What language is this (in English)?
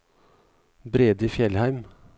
Norwegian